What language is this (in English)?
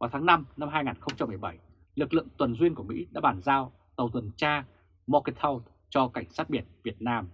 Vietnamese